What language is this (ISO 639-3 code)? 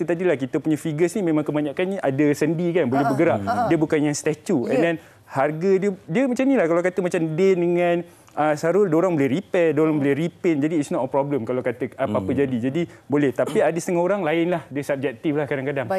msa